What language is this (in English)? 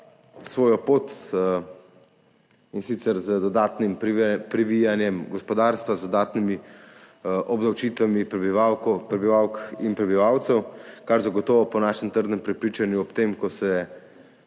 Slovenian